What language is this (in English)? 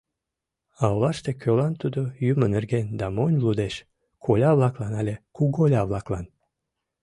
Mari